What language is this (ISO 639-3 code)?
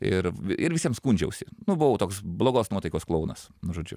lit